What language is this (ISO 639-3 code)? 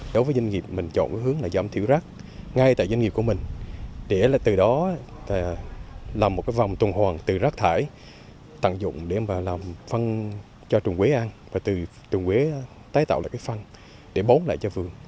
vie